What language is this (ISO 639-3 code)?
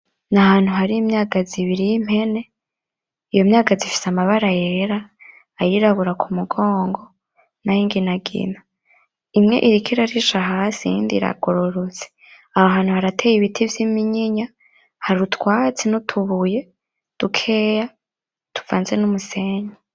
run